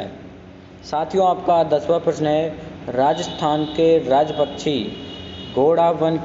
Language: Hindi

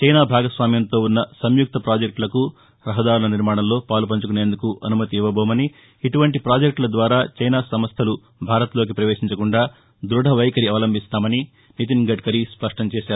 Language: Telugu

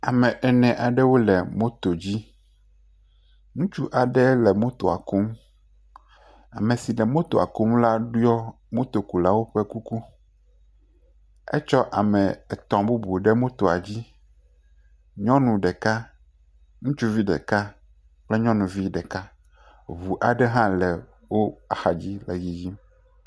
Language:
Ewe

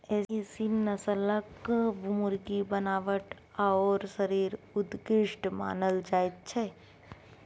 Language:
Maithili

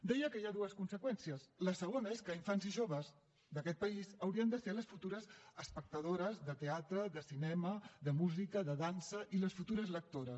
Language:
Catalan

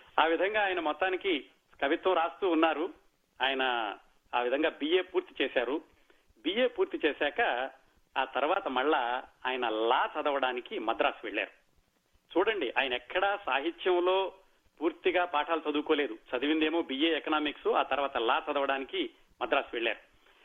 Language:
Telugu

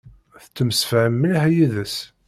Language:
Kabyle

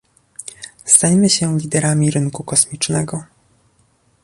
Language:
Polish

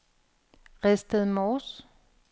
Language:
Danish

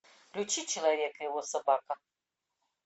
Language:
Russian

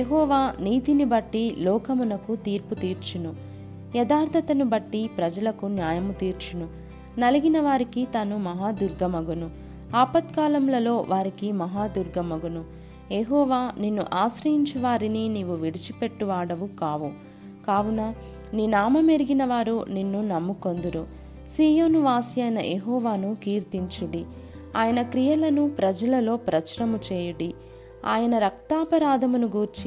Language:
Telugu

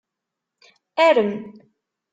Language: Kabyle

